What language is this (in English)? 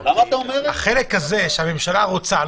Hebrew